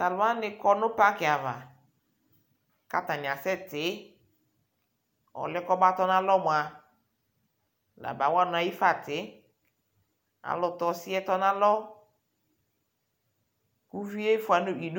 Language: Ikposo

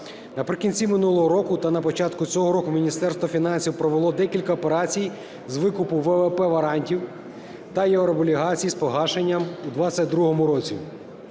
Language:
Ukrainian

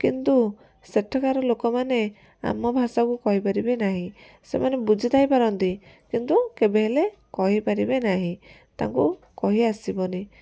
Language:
Odia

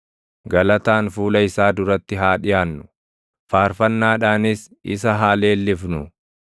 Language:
Oromo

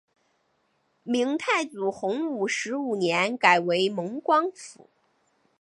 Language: Chinese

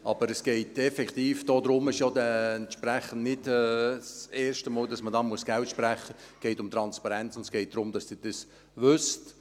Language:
Swiss German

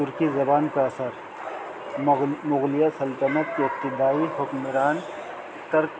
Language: Urdu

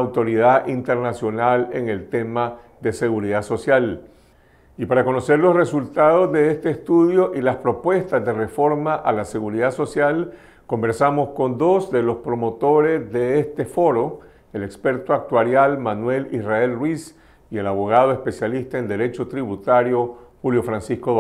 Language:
Spanish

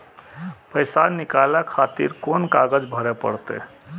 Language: Maithili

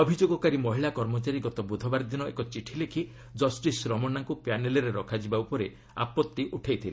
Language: Odia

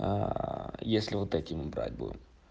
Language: Russian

